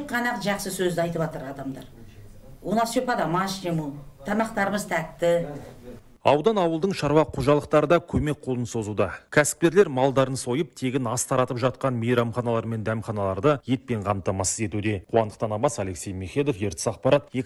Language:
Turkish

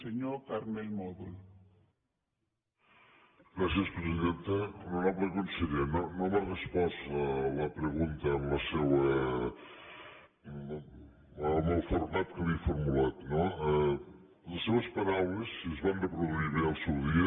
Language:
Catalan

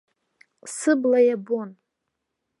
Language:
Abkhazian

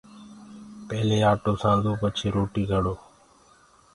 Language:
Gurgula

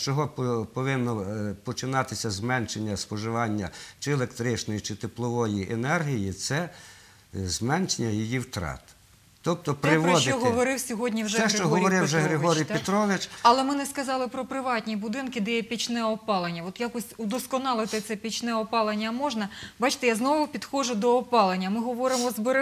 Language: Ukrainian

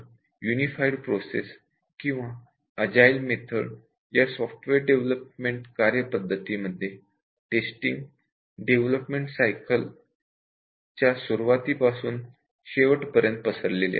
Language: Marathi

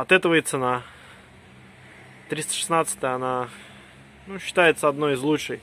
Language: Russian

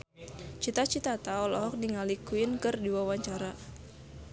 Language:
Sundanese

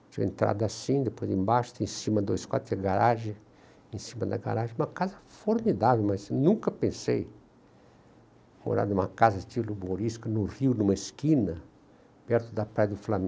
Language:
Portuguese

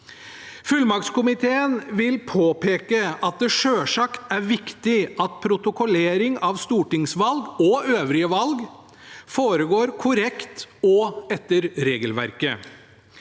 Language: Norwegian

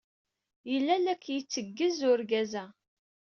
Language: Kabyle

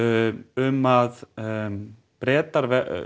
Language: Icelandic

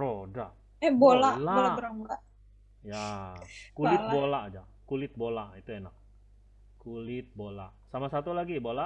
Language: Indonesian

